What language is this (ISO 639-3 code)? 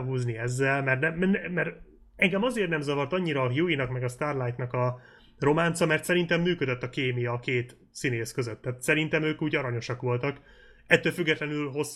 hun